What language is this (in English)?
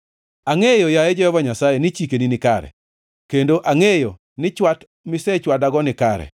Luo (Kenya and Tanzania)